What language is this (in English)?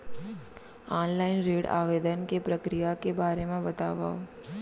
Chhattisgarhi